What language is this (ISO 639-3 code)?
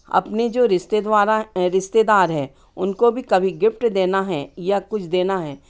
hin